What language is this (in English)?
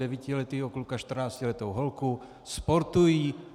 Czech